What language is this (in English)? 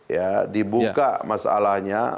Indonesian